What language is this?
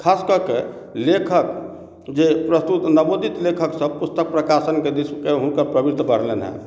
Maithili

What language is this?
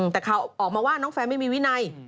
Thai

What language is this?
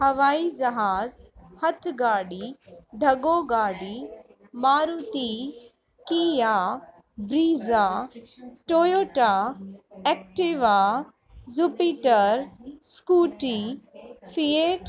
Sindhi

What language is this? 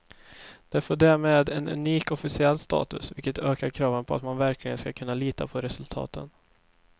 Swedish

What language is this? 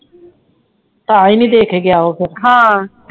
Punjabi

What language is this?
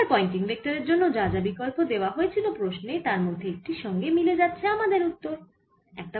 Bangla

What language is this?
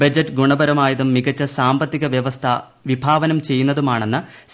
Malayalam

